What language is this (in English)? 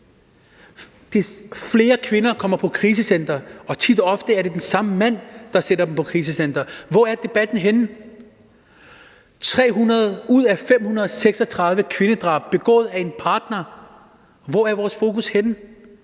Danish